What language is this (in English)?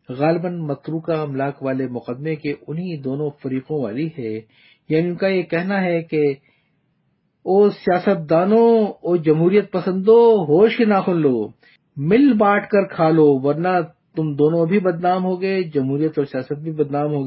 Urdu